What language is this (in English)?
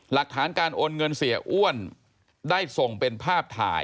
Thai